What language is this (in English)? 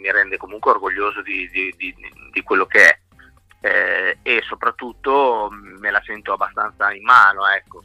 Italian